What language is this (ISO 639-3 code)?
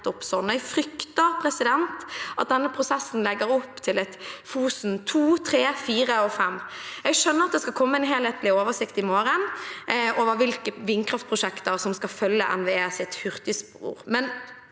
nor